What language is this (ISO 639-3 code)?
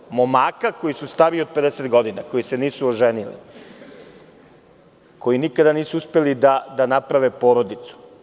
srp